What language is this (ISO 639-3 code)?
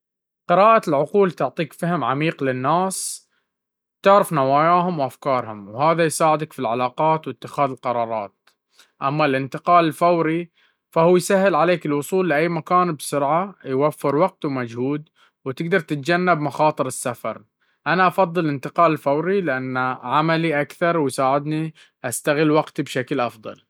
abv